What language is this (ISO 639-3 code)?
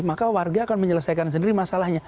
ind